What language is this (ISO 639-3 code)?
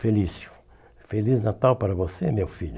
por